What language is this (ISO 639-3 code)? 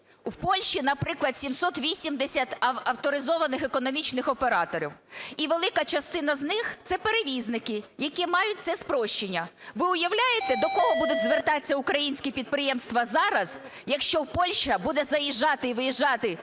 ukr